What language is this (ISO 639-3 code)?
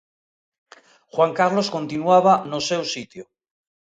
glg